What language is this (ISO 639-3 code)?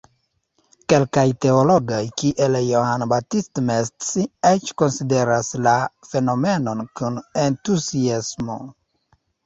epo